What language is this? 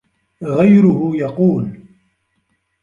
Arabic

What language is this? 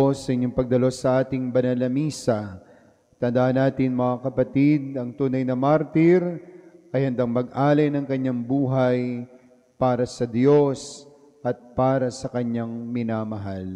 Filipino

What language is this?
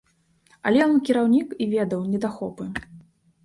Belarusian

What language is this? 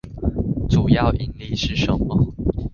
Chinese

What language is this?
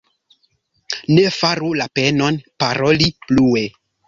Esperanto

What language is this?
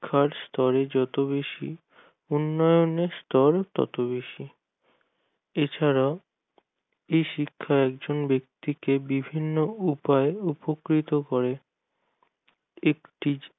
Bangla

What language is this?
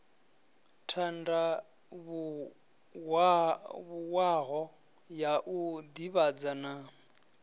Venda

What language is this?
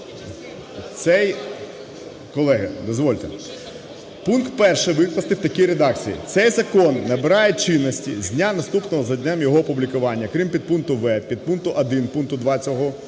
Ukrainian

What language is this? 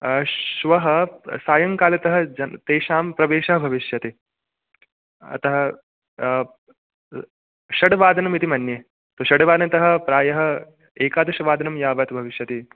Sanskrit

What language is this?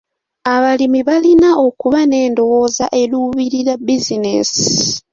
Ganda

